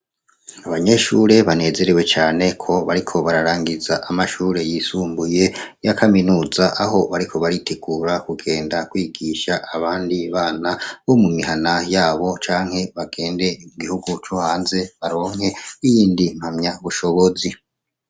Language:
Rundi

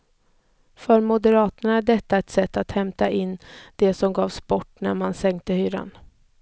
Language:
Swedish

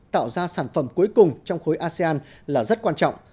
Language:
Vietnamese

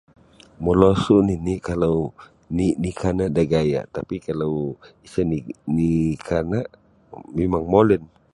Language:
Sabah Bisaya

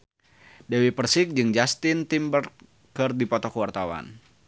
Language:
Sundanese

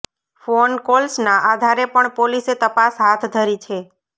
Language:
Gujarati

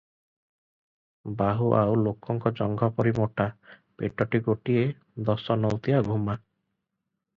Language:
Odia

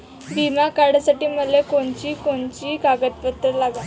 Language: Marathi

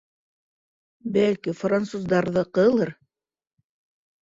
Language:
Bashkir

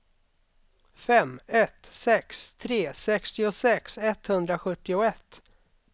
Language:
Swedish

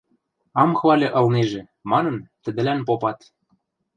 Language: Western Mari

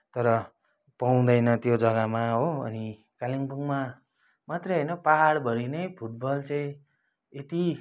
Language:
Nepali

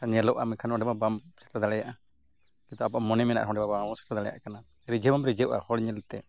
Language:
Santali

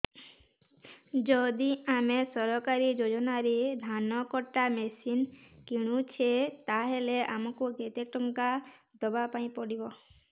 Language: Odia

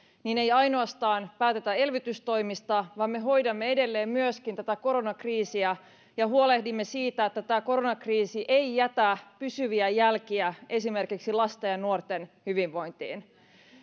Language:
Finnish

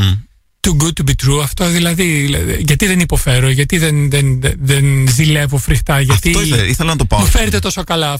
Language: Greek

